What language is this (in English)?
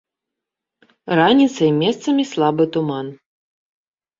Belarusian